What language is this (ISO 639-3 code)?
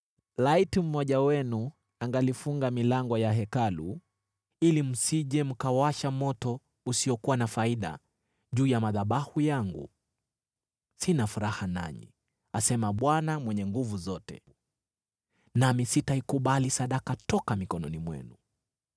swa